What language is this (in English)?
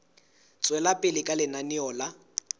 Southern Sotho